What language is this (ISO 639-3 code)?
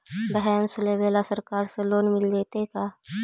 mag